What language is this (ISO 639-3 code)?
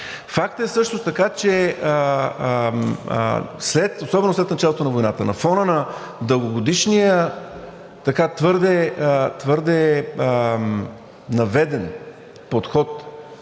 bul